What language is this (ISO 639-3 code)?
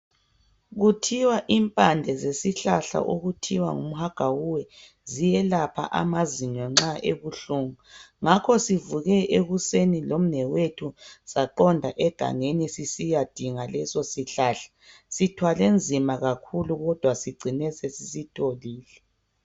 nde